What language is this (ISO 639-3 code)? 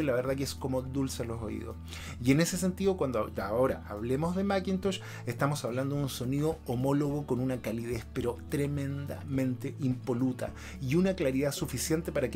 spa